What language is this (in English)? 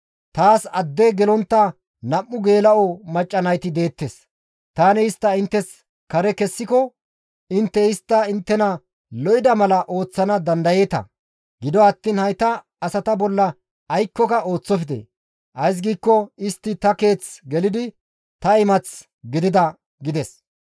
Gamo